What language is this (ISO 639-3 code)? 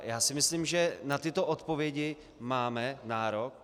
ces